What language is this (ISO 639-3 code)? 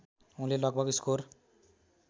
nep